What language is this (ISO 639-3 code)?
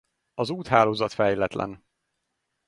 hun